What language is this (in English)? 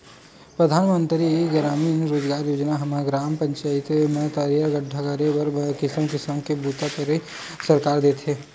Chhattisgarhi